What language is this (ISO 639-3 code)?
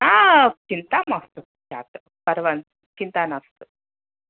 san